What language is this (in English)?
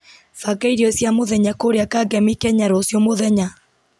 Kikuyu